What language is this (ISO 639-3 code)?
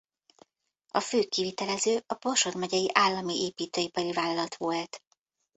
hun